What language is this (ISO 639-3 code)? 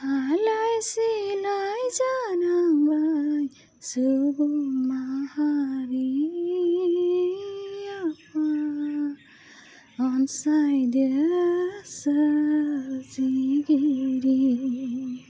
brx